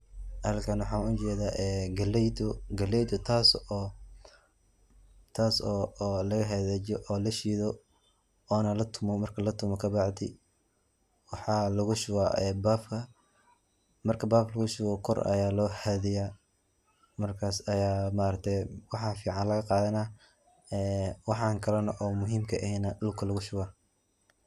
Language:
Somali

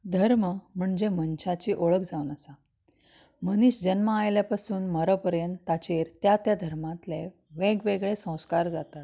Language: Konkani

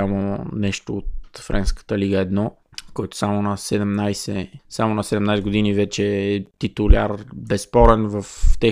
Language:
Bulgarian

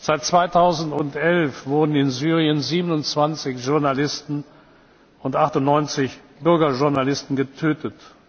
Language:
German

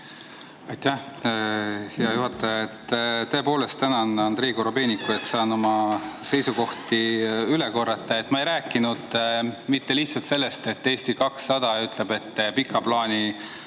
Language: Estonian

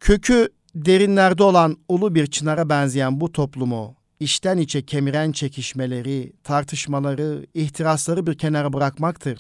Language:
Turkish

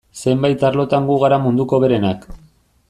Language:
Basque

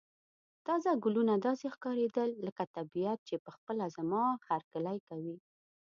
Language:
Pashto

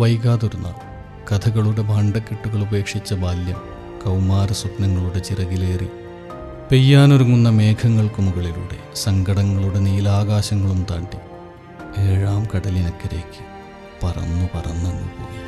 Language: Malayalam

